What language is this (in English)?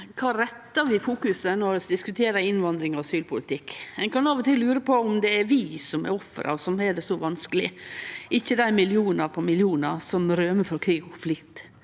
Norwegian